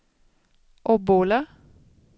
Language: Swedish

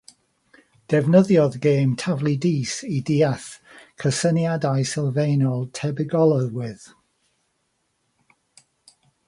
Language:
Welsh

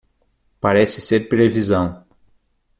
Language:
Portuguese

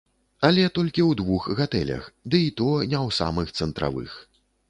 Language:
Belarusian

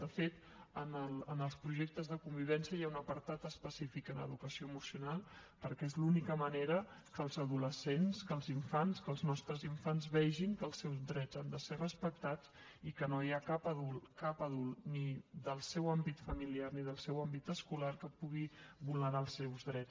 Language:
Catalan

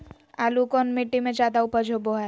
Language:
Magahi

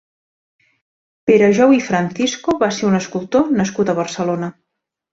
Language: Catalan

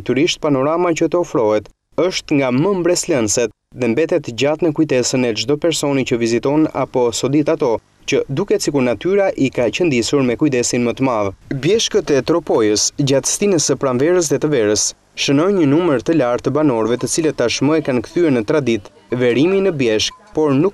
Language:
Italian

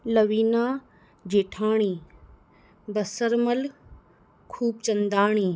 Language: Sindhi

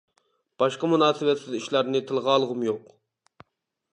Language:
Uyghur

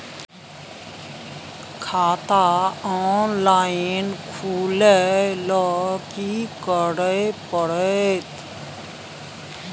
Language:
Maithili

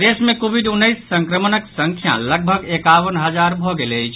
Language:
Maithili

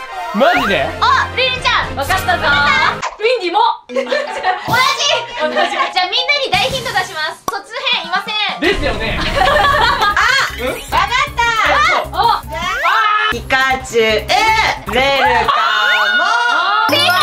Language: Japanese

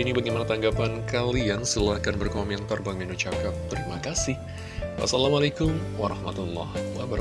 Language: Indonesian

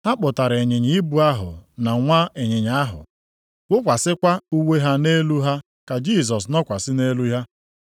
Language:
Igbo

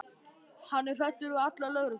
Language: Icelandic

